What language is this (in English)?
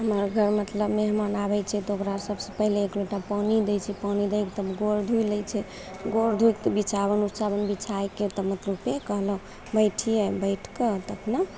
Maithili